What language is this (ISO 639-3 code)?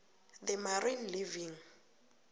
nbl